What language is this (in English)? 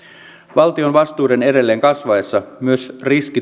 Finnish